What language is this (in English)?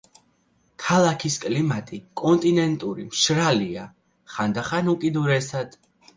Georgian